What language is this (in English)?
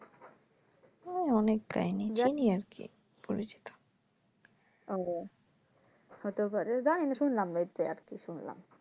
Bangla